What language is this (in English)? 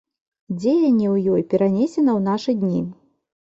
Belarusian